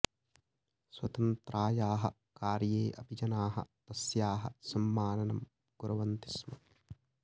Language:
Sanskrit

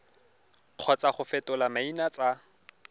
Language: Tswana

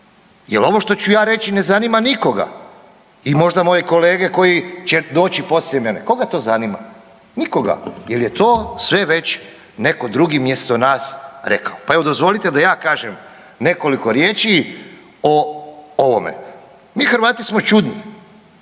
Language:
Croatian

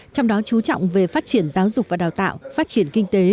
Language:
Vietnamese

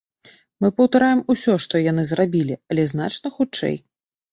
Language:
Belarusian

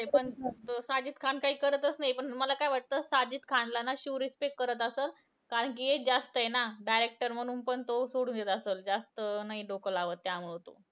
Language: Marathi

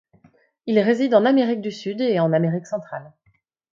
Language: French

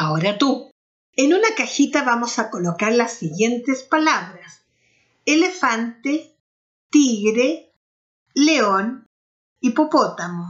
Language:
Spanish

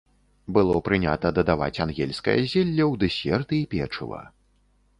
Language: Belarusian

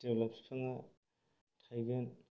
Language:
Bodo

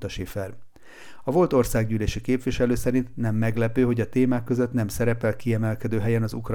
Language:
Hungarian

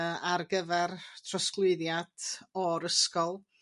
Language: Welsh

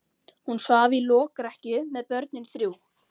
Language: Icelandic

